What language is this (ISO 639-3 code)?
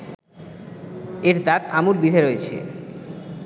ben